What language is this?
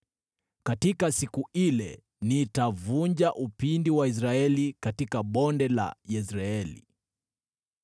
Swahili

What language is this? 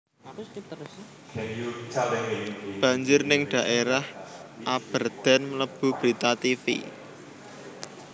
Javanese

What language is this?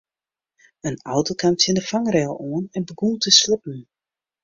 Western Frisian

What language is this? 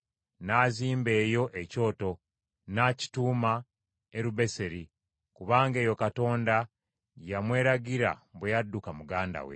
Ganda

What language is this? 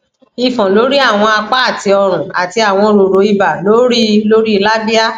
Yoruba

